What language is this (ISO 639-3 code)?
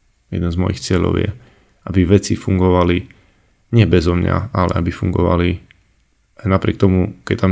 slk